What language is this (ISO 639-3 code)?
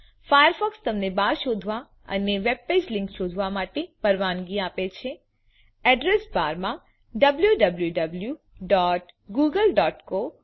guj